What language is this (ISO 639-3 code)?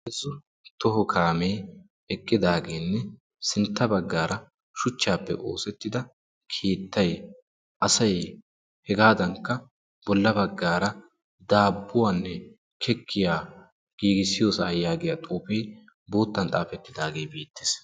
wal